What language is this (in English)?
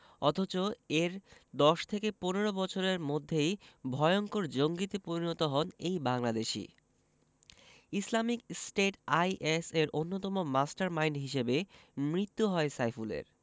Bangla